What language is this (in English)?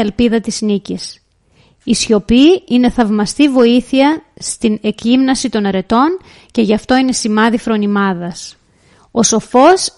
Greek